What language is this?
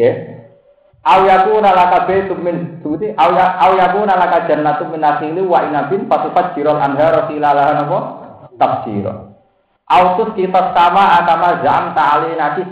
Indonesian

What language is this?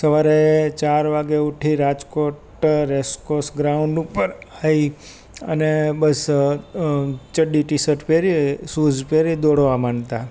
Gujarati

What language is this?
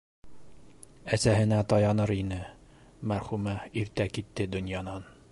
Bashkir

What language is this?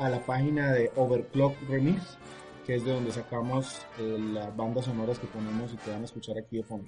Spanish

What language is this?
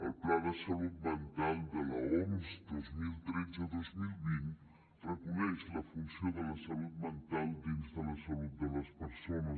Catalan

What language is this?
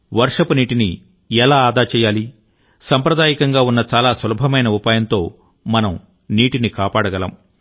Telugu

